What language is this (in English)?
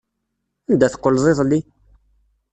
Kabyle